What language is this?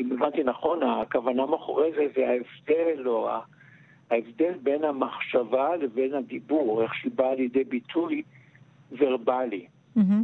Hebrew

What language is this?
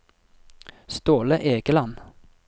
Norwegian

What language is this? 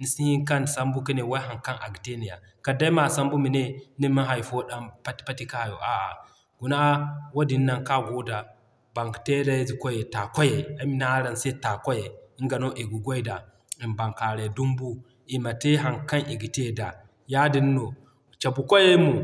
Zarma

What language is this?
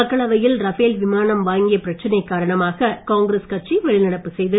Tamil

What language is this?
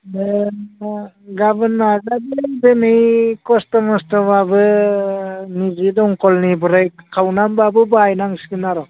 Bodo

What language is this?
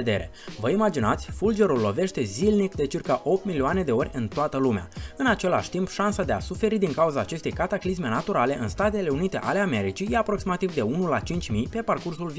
Romanian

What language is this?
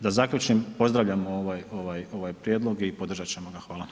Croatian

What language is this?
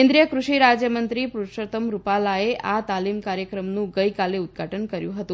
Gujarati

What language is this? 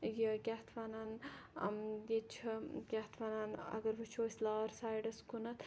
Kashmiri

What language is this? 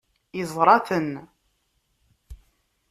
Kabyle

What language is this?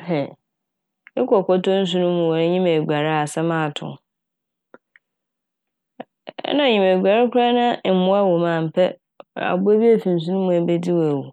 Akan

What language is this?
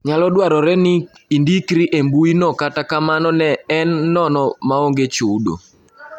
Luo (Kenya and Tanzania)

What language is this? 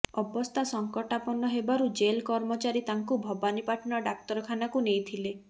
Odia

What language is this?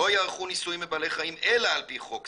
Hebrew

